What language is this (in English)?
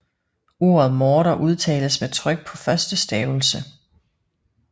Danish